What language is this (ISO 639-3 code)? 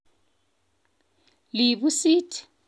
kln